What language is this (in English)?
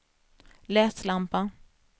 Swedish